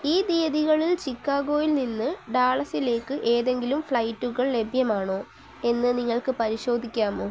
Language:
Malayalam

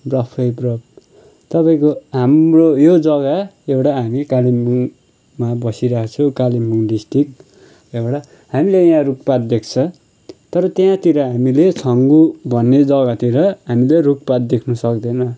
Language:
Nepali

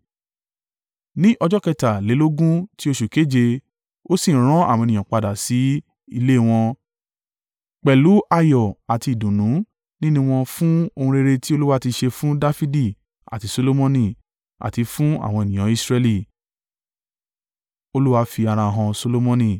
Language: Yoruba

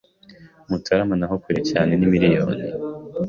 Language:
Kinyarwanda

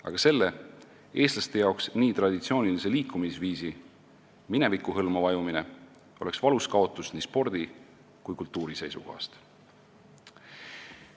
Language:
Estonian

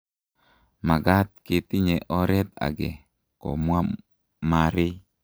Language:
Kalenjin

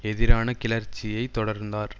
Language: Tamil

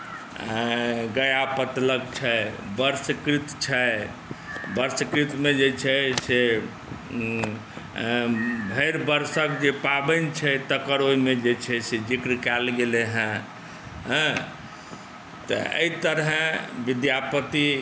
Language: Maithili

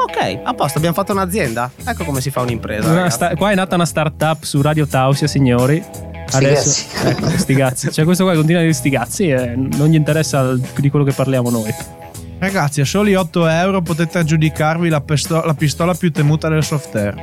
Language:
Italian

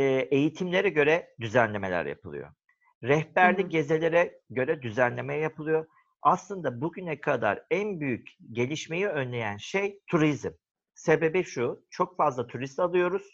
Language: Turkish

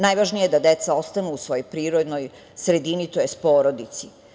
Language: Serbian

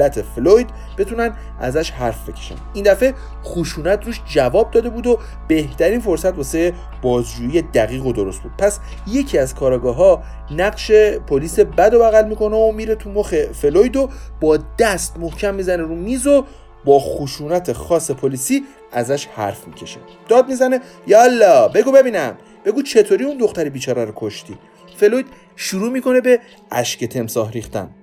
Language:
Persian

